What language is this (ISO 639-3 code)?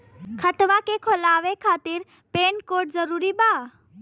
bho